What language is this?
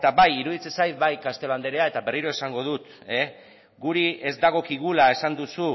Basque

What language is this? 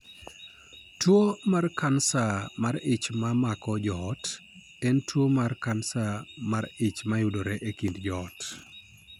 Luo (Kenya and Tanzania)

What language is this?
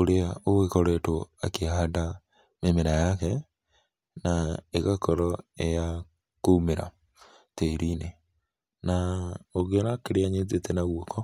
Kikuyu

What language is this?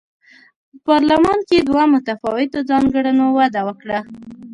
Pashto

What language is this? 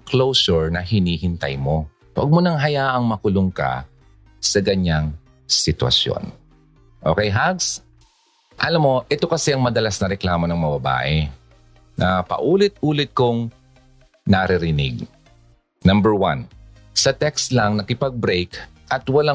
Filipino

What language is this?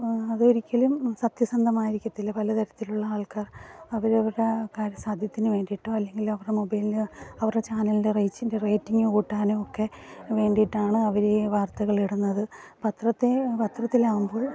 Malayalam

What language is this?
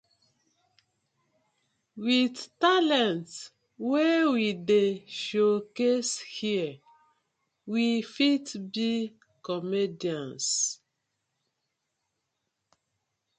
Nigerian Pidgin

